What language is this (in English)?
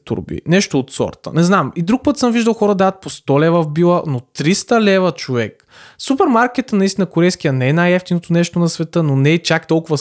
Bulgarian